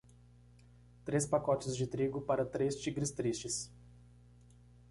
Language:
Portuguese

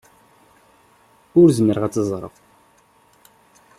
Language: Kabyle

